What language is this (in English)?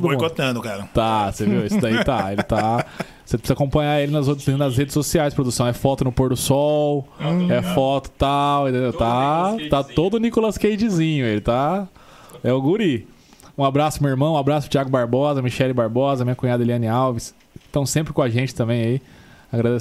Portuguese